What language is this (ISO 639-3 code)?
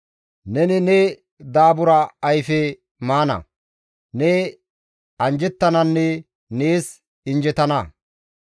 gmv